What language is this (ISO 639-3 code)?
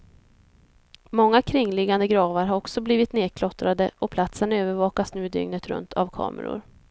swe